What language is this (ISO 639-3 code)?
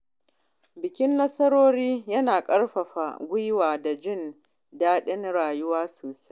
hau